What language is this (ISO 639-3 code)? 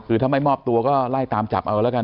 tha